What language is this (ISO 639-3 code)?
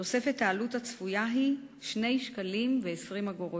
heb